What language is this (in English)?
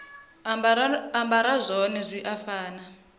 Venda